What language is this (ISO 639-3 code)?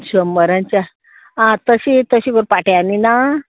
kok